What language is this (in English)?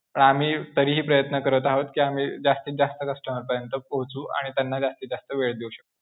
Marathi